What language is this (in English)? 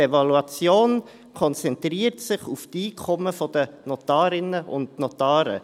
Swiss German